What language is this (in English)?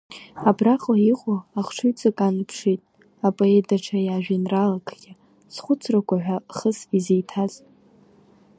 Abkhazian